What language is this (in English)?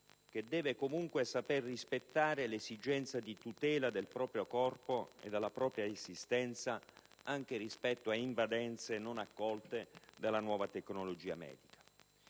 Italian